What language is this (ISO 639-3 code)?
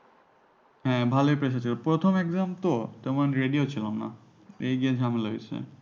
ben